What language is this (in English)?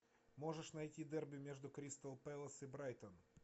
Russian